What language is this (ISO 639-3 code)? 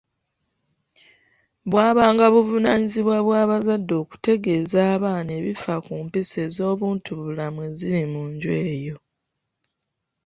lug